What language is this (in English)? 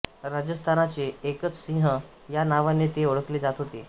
Marathi